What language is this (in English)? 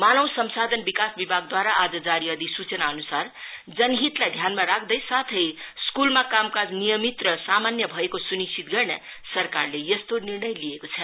Nepali